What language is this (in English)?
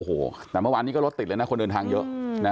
Thai